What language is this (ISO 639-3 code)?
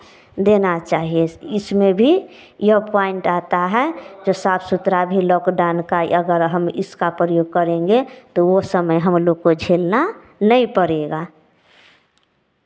hin